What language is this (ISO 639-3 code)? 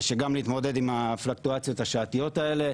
heb